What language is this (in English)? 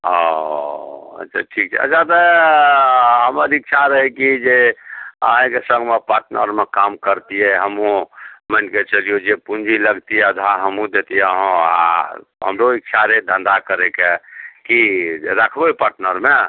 Maithili